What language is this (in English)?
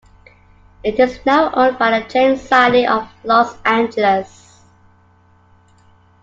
English